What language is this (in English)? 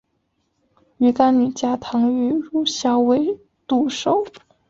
Chinese